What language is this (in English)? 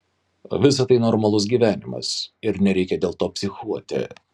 Lithuanian